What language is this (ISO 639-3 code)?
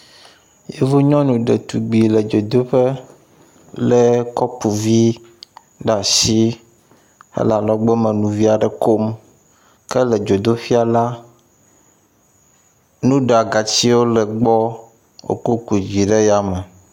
ewe